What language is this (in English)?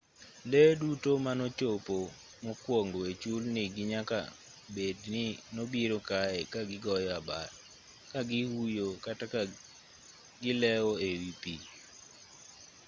Luo (Kenya and Tanzania)